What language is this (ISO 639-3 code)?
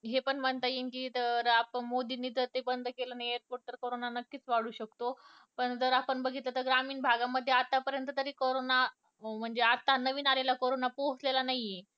mar